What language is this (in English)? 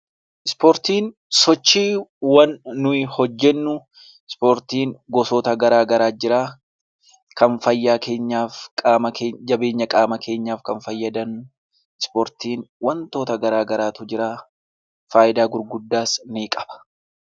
Oromo